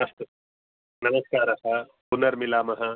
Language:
Sanskrit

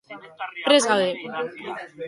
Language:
Basque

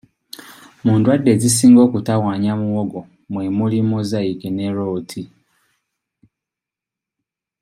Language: Ganda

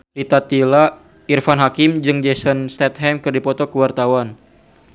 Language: Sundanese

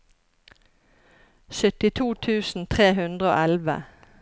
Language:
Norwegian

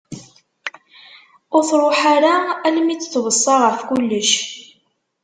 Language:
Kabyle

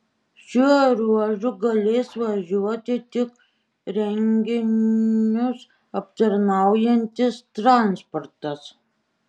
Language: Lithuanian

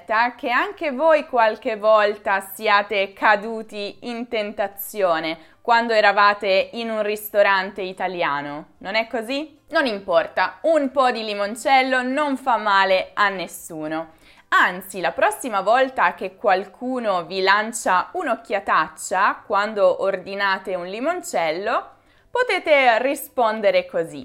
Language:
Italian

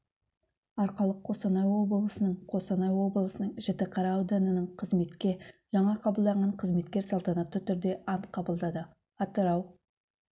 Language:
Kazakh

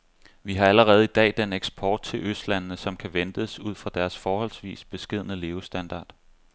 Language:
Danish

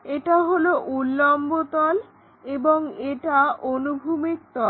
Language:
Bangla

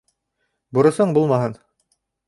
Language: Bashkir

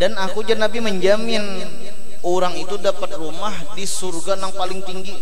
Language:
Indonesian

